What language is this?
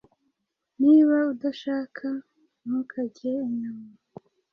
Kinyarwanda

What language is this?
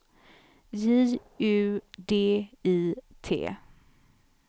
Swedish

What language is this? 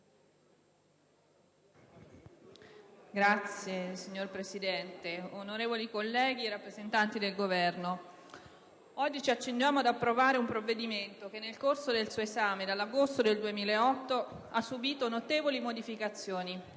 Italian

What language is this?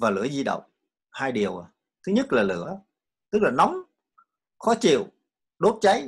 Vietnamese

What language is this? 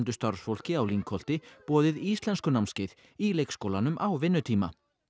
Icelandic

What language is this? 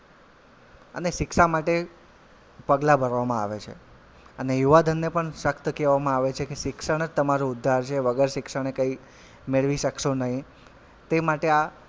Gujarati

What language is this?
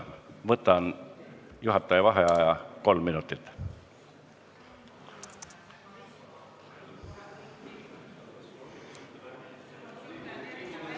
Estonian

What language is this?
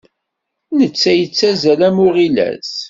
Kabyle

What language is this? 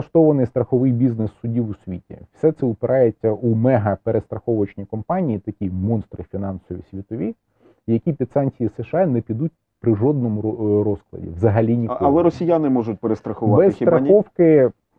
Ukrainian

